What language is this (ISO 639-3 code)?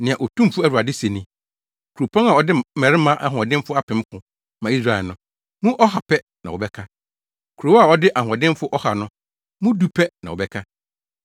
aka